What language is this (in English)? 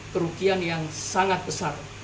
Indonesian